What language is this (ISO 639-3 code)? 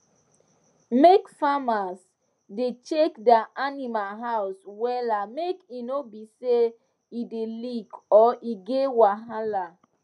pcm